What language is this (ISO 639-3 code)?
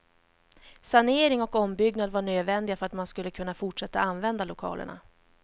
swe